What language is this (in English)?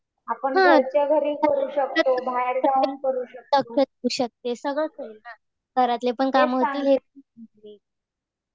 Marathi